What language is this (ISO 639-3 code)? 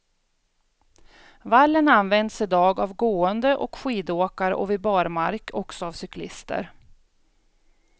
swe